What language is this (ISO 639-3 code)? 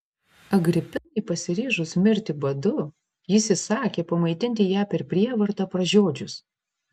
lit